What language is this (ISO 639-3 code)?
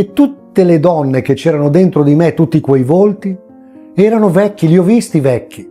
ita